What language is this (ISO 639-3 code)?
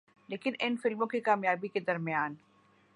urd